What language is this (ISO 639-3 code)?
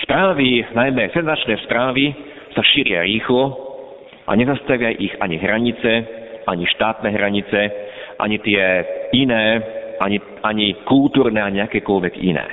slk